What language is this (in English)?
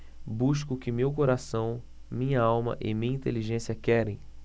Portuguese